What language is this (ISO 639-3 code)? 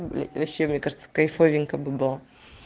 rus